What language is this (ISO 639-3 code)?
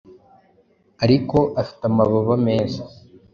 kin